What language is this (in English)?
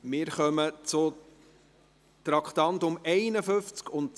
Swiss German